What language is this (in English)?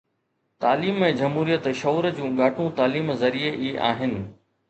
Sindhi